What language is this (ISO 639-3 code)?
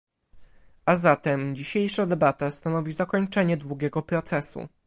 pol